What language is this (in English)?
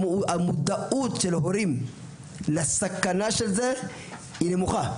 Hebrew